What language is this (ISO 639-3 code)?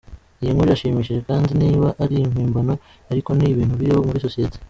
kin